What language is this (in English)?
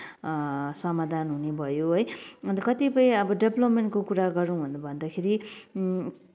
Nepali